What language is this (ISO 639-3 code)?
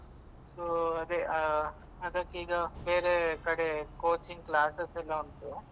kan